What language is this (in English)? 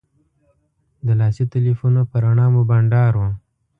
Pashto